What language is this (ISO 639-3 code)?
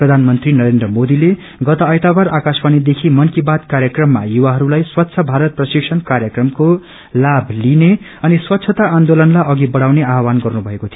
nep